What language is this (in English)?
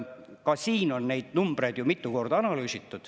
Estonian